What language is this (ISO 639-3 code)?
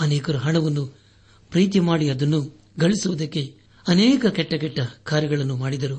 kan